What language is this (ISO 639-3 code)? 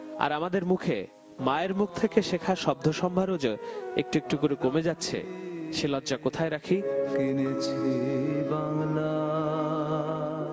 ben